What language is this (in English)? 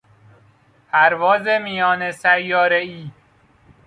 Persian